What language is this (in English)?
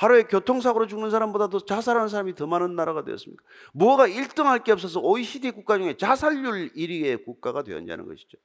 Korean